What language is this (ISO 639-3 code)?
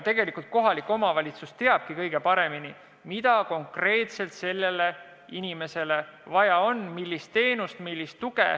est